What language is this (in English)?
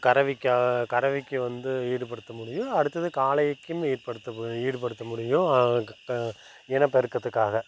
Tamil